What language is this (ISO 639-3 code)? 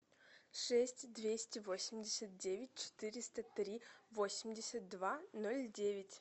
rus